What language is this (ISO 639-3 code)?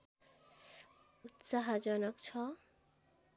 nep